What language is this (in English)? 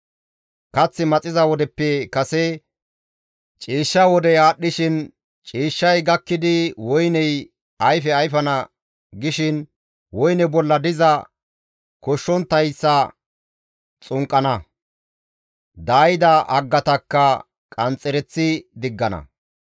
Gamo